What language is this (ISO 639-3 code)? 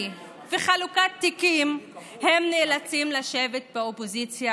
heb